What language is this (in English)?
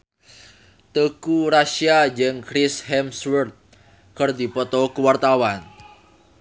Sundanese